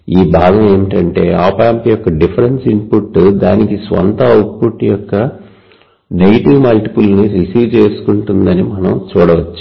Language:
Telugu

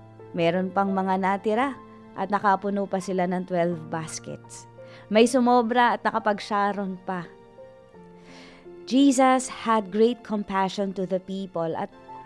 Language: Filipino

